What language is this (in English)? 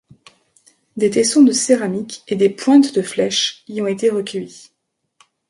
French